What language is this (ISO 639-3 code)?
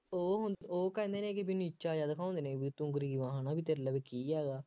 pan